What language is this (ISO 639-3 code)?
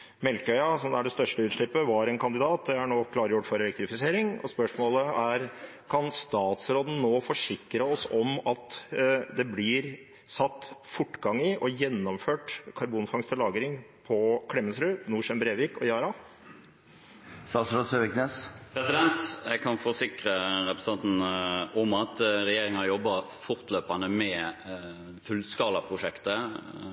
nob